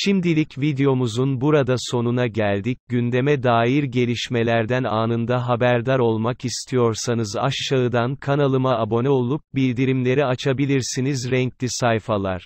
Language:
Turkish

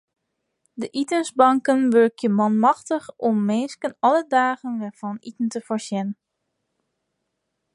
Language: Western Frisian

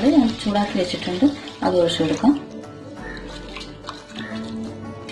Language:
English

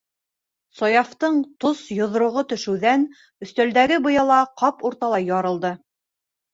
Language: Bashkir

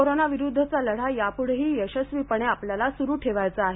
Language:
Marathi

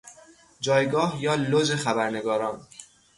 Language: Persian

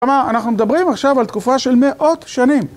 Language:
Hebrew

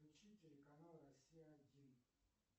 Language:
Russian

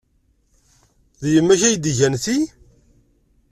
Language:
Kabyle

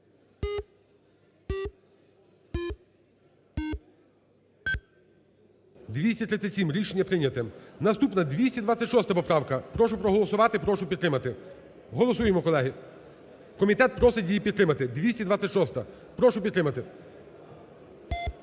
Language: Ukrainian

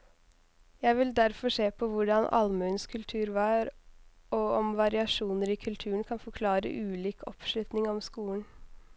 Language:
Norwegian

